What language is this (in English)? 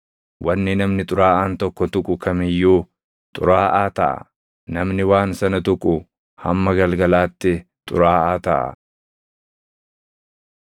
Oromo